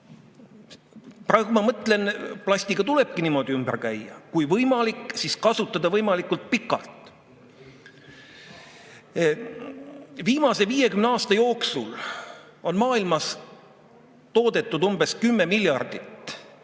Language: Estonian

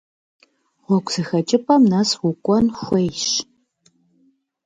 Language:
Kabardian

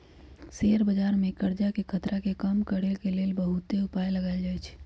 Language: Magahi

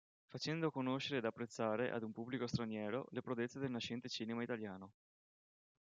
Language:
Italian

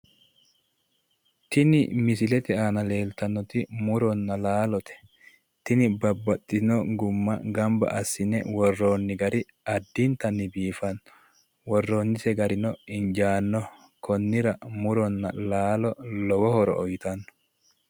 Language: Sidamo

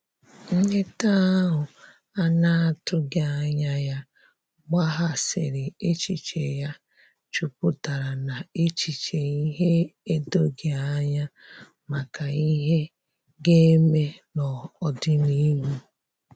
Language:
Igbo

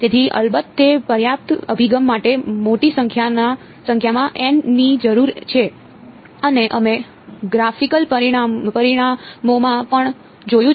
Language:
Gujarati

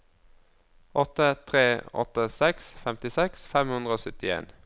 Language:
Norwegian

